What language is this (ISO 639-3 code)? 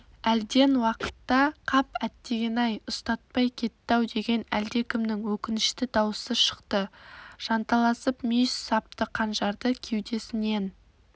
kaz